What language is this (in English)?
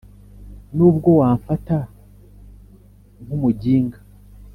Kinyarwanda